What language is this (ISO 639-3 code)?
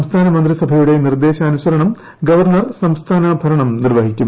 mal